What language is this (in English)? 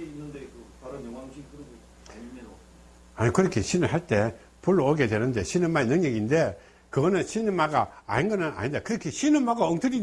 Korean